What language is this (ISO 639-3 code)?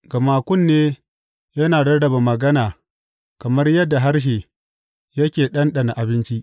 hau